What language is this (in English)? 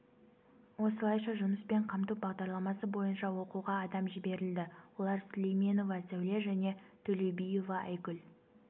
Kazakh